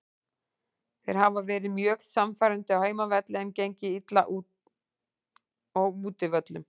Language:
Icelandic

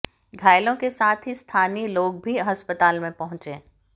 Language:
Hindi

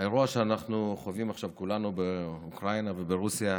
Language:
Hebrew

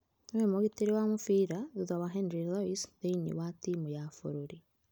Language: Kikuyu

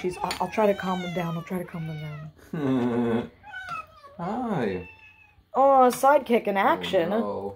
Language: English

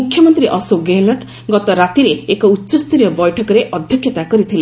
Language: Odia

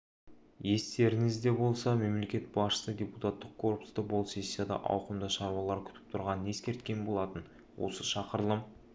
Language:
Kazakh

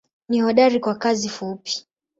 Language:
Swahili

